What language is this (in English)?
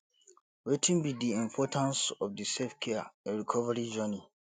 Nigerian Pidgin